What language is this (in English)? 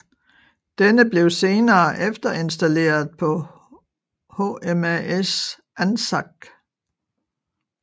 Danish